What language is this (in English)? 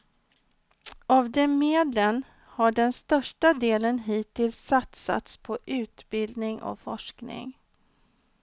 Swedish